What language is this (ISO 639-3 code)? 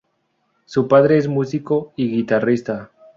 spa